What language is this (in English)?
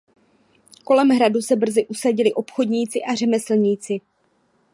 Czech